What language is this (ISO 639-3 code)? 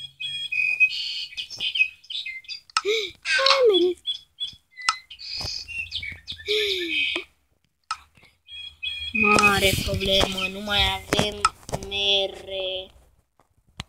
ron